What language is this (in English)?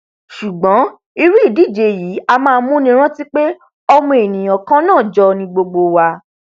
Yoruba